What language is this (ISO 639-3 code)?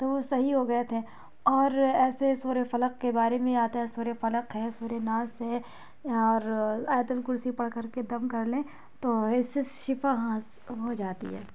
urd